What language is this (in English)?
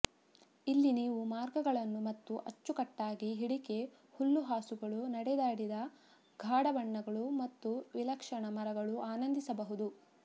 Kannada